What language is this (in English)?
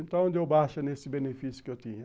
Portuguese